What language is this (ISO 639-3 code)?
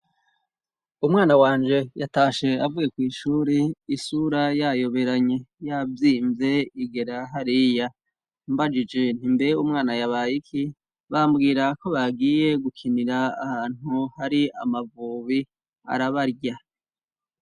run